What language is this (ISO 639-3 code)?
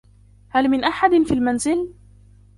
ara